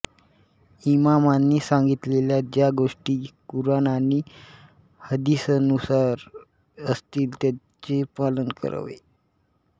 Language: Marathi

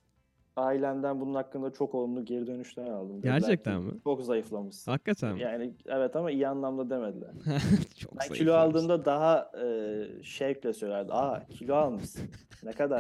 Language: Turkish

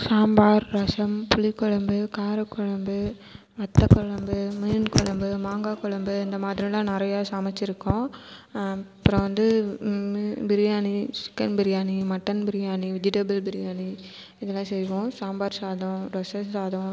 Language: Tamil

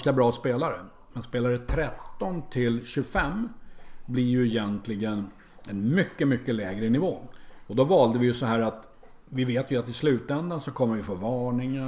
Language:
Swedish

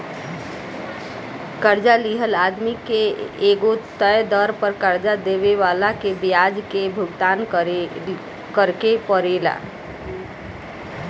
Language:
Bhojpuri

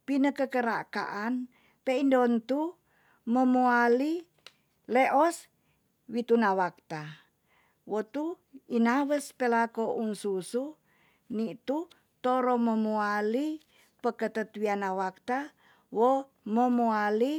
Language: Tonsea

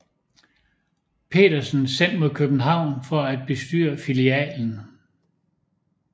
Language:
Danish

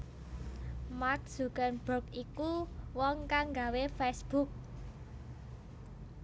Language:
Javanese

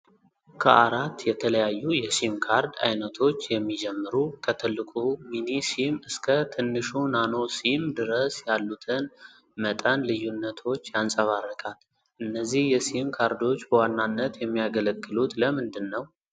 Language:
Amharic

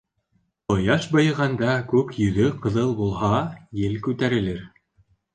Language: Bashkir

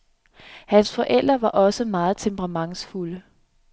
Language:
Danish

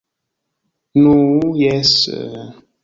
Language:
Esperanto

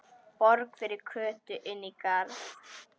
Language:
Icelandic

